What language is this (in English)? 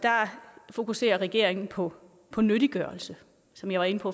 Danish